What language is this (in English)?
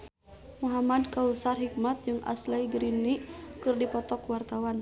Sundanese